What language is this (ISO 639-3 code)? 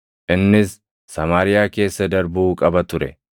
orm